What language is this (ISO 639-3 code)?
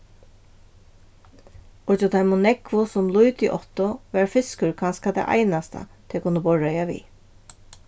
fao